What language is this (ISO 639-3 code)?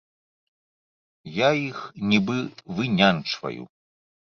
bel